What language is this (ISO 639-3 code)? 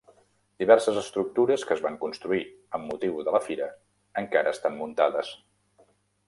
cat